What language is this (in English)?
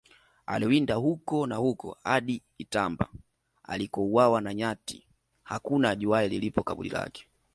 Swahili